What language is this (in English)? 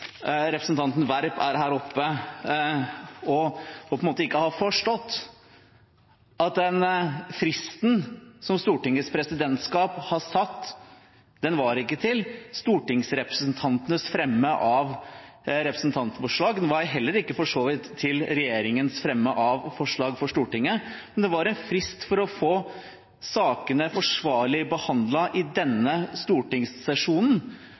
Norwegian Bokmål